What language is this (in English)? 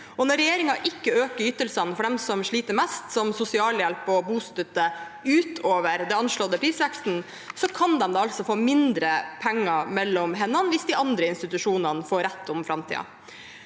Norwegian